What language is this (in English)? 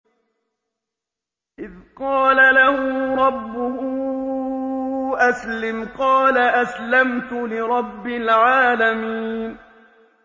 Arabic